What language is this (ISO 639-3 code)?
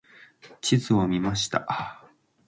jpn